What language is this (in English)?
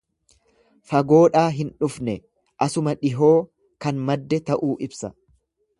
Oromo